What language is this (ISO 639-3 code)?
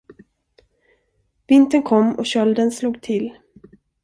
swe